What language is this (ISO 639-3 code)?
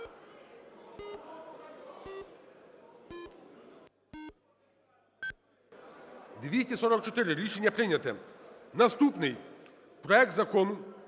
ukr